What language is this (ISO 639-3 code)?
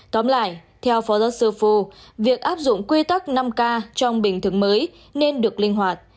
vie